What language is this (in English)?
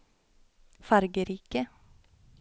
Norwegian